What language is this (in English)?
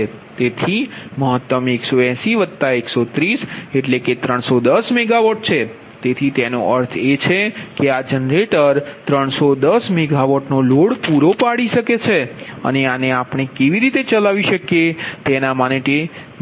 Gujarati